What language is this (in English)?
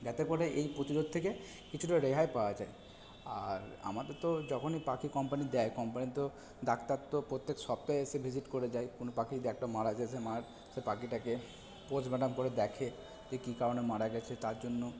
Bangla